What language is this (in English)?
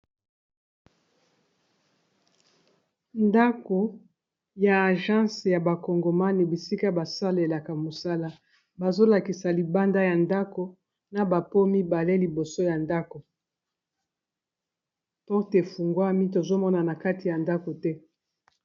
Lingala